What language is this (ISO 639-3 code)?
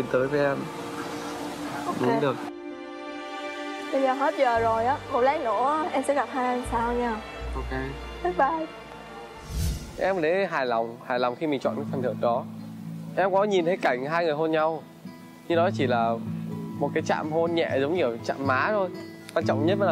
vie